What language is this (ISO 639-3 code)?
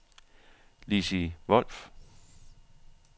dan